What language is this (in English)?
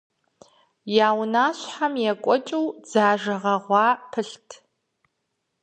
Kabardian